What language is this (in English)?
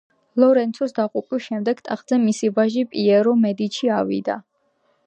Georgian